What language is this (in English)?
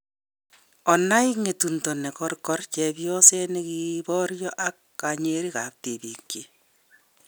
Kalenjin